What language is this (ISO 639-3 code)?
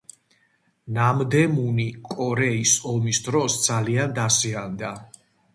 kat